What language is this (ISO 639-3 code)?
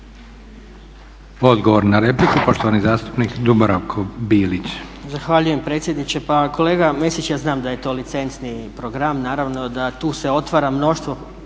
hrv